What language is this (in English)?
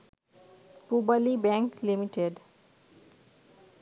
Bangla